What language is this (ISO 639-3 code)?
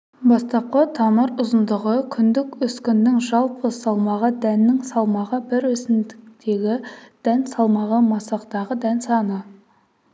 kaz